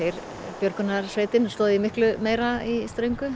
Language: Icelandic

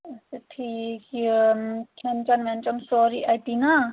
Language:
Kashmiri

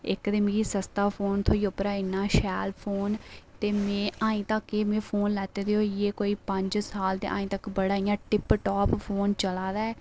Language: Dogri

